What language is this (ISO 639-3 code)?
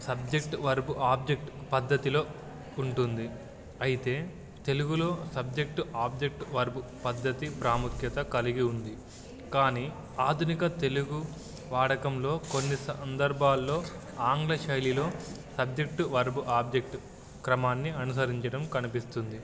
tel